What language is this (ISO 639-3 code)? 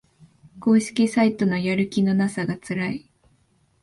jpn